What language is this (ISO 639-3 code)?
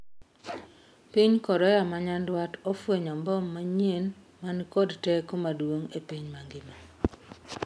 luo